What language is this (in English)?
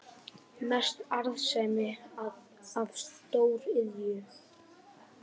Icelandic